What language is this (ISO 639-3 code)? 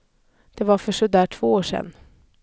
swe